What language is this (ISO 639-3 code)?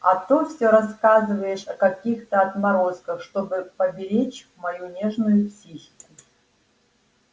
rus